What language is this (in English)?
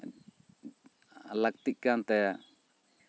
Santali